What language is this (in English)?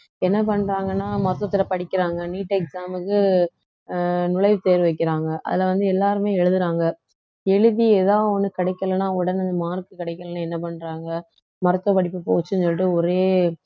Tamil